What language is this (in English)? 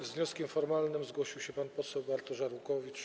Polish